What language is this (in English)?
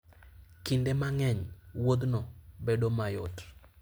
Luo (Kenya and Tanzania)